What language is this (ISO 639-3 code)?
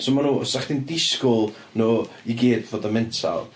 cym